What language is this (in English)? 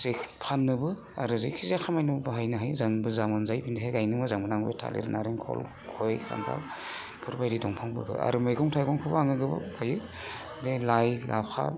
Bodo